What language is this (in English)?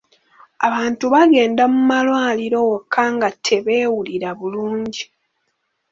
Ganda